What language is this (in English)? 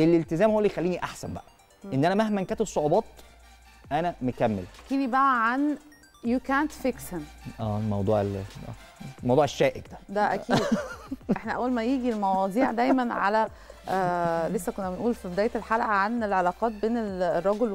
Arabic